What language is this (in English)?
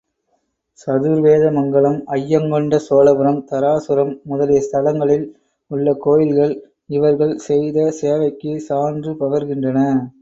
Tamil